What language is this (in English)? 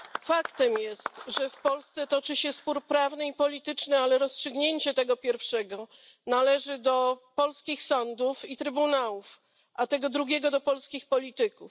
Polish